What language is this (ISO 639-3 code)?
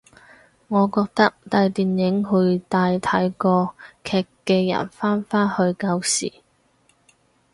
yue